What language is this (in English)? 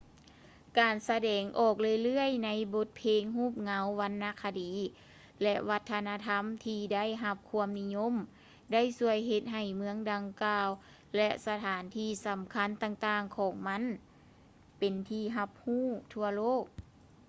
Lao